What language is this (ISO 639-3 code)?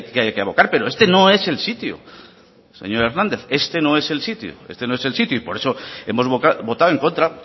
spa